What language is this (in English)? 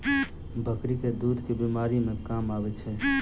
Maithili